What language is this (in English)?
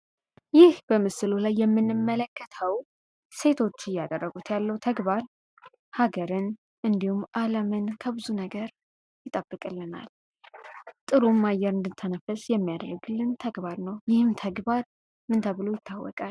Amharic